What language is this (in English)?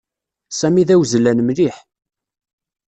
Kabyle